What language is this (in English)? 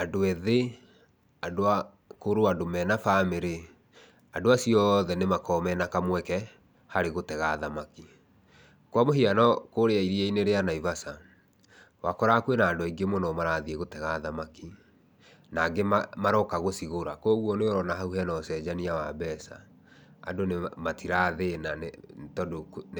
Kikuyu